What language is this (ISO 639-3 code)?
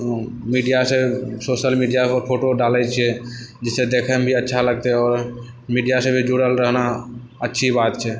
mai